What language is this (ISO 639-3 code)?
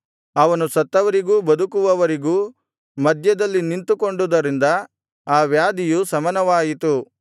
kan